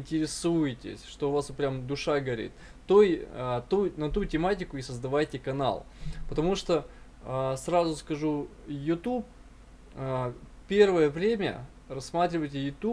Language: Russian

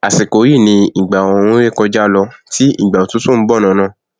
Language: Yoruba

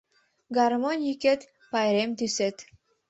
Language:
Mari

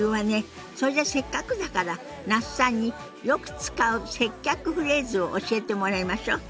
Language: Japanese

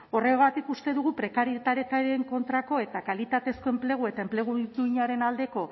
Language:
Basque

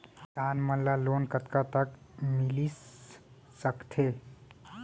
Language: Chhattisgarhi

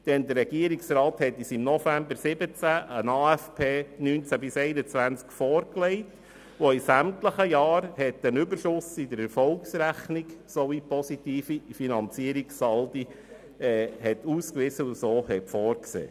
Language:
Swiss German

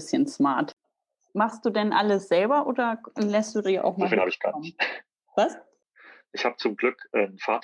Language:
German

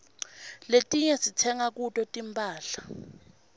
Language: Swati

